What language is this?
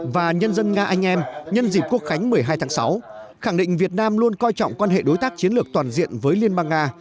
Vietnamese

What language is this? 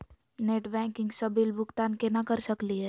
Magahi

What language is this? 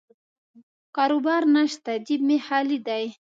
Pashto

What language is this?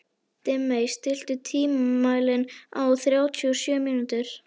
Icelandic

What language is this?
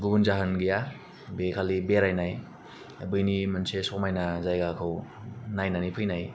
Bodo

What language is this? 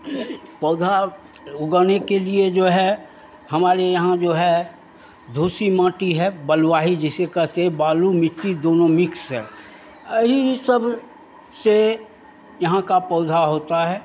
Hindi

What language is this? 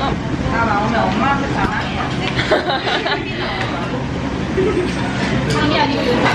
Korean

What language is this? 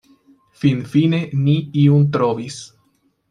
Esperanto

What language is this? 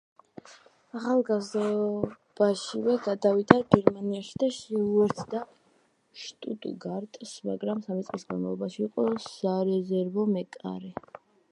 Georgian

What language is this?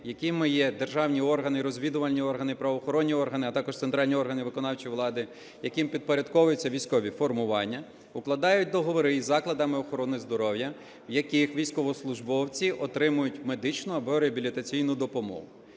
Ukrainian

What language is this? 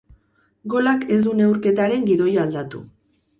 Basque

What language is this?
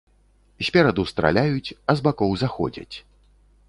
Belarusian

